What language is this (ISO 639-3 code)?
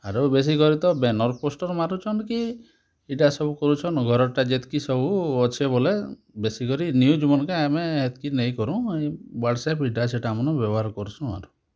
ori